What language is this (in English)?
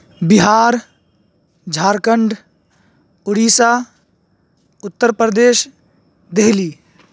Urdu